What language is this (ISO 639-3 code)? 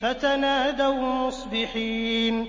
ara